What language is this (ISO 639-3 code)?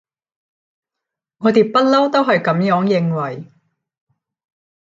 yue